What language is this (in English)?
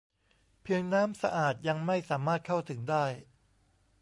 Thai